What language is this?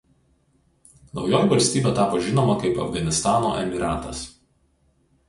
Lithuanian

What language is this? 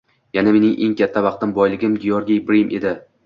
Uzbek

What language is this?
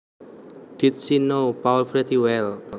Javanese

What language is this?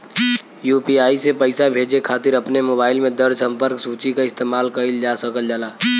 Bhojpuri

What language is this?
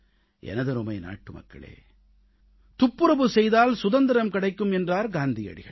Tamil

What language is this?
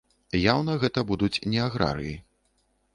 Belarusian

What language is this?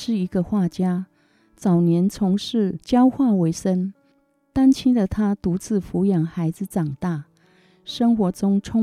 Chinese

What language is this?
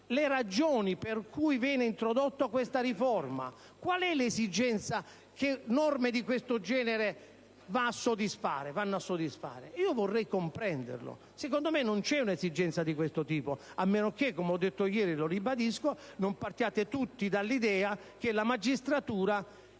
Italian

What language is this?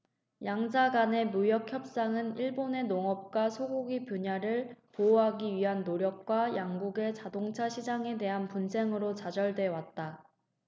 Korean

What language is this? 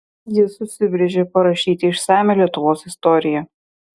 Lithuanian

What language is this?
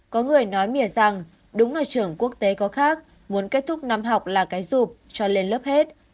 Vietnamese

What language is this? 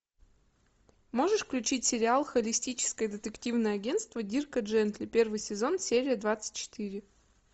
Russian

